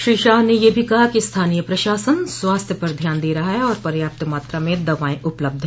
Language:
Hindi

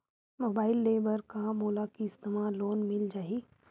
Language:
Chhattisgarhi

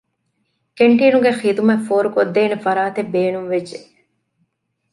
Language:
Divehi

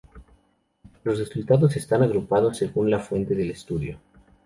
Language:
Spanish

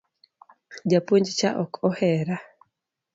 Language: Luo (Kenya and Tanzania)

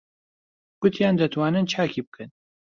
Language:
Central Kurdish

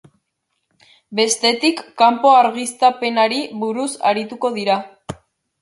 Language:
Basque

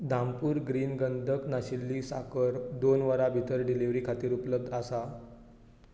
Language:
Konkani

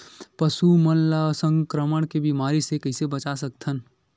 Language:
Chhattisgarhi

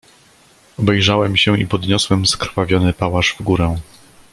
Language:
Polish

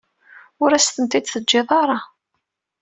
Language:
Kabyle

